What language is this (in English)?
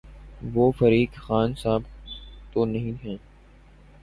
Urdu